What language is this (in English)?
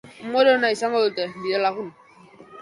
Basque